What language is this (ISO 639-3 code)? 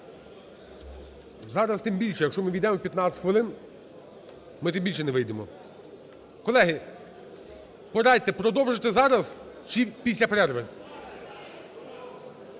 ukr